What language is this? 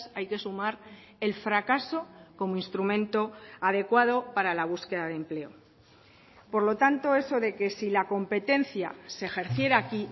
Spanish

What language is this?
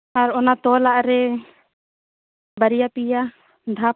Santali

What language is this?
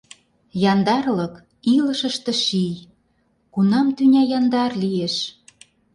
Mari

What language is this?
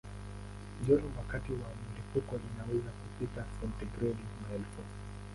Swahili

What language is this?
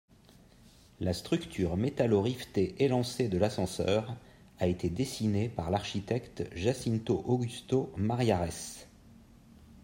French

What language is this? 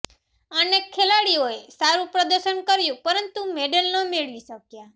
Gujarati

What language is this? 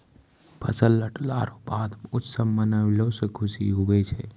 Maithili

